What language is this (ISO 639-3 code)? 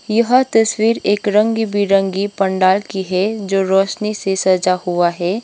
hin